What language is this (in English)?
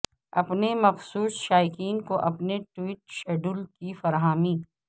Urdu